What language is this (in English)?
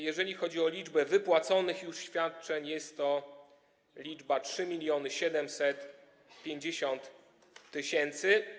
Polish